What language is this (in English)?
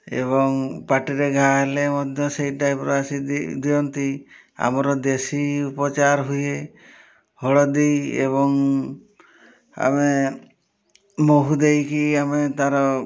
Odia